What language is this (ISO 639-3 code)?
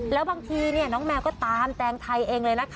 tha